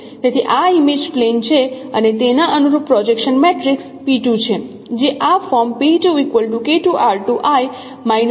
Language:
Gujarati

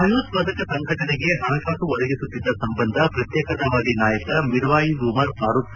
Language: Kannada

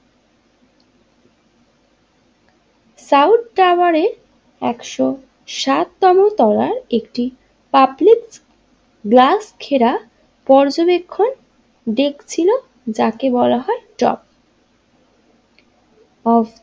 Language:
Bangla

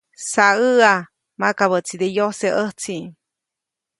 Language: Copainalá Zoque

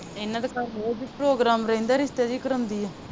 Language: Punjabi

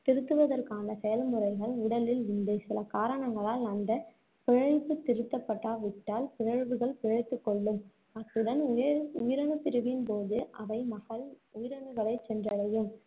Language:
Tamil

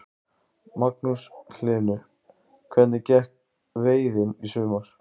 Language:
Icelandic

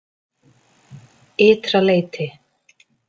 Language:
Icelandic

